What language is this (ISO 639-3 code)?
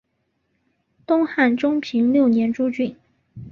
zho